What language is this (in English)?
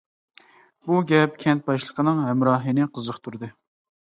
Uyghur